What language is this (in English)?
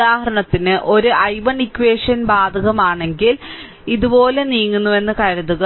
Malayalam